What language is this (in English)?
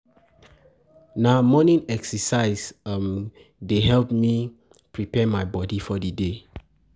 Nigerian Pidgin